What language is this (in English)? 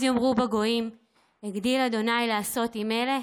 Hebrew